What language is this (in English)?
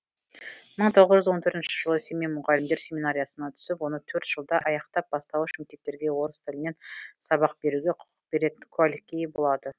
Kazakh